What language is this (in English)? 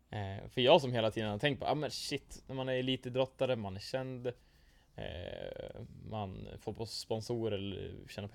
Swedish